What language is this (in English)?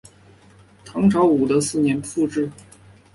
Chinese